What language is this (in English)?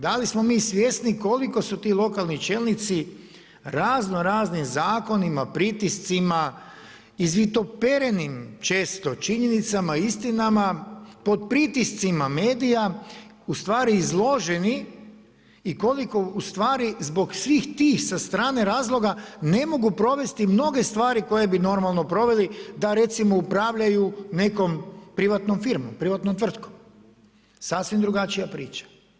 Croatian